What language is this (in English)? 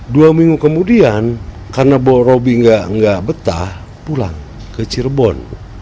Indonesian